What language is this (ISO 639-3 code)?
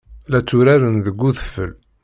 kab